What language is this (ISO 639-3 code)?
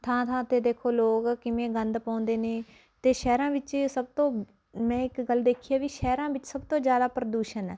pan